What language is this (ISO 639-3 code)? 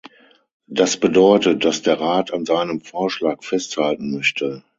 deu